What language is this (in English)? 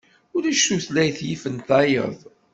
Kabyle